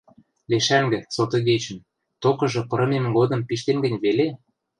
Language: Western Mari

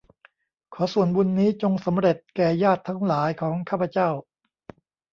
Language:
Thai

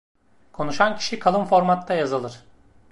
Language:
Turkish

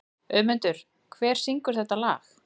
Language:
Icelandic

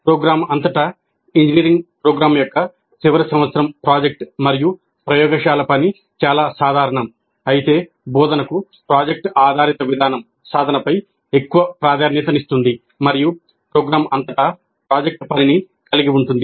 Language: Telugu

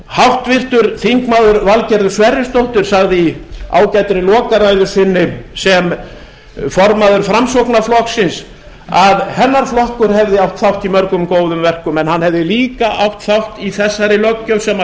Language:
Icelandic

